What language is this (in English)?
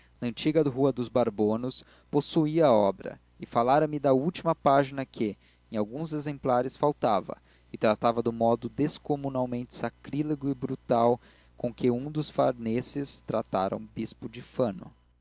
Portuguese